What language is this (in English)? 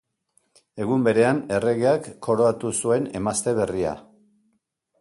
Basque